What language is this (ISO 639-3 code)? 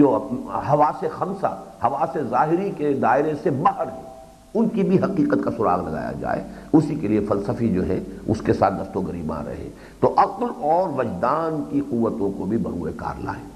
urd